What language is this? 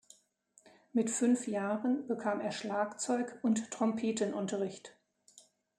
German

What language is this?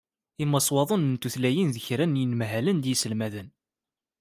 Kabyle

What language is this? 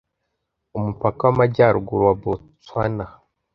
Kinyarwanda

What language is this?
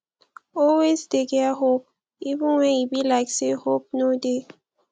Nigerian Pidgin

